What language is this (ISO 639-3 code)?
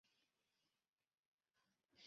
zho